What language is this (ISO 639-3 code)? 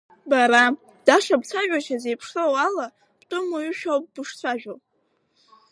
abk